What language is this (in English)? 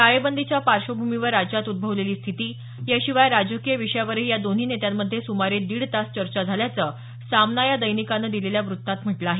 Marathi